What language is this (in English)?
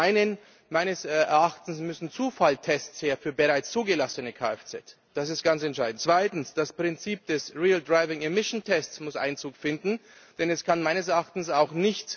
German